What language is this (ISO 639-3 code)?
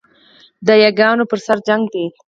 pus